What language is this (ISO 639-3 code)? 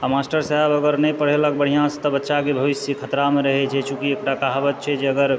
mai